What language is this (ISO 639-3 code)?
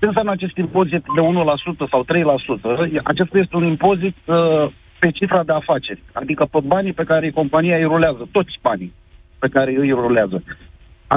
ron